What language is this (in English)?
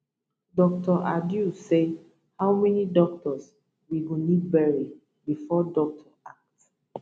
Nigerian Pidgin